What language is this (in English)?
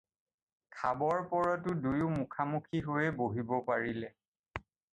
Assamese